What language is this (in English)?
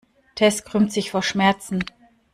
German